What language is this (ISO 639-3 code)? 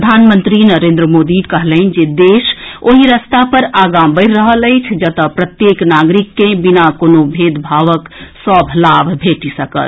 mai